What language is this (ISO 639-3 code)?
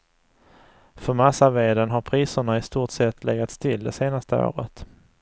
swe